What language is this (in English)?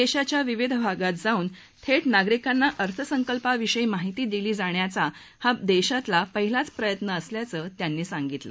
Marathi